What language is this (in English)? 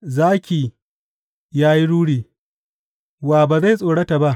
Hausa